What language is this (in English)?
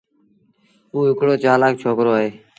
Sindhi Bhil